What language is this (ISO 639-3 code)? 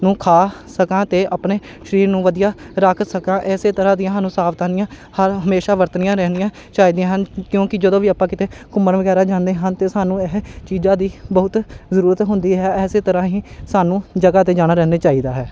pan